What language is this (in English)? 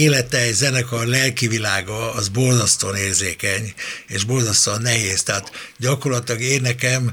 Hungarian